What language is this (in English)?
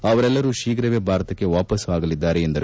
Kannada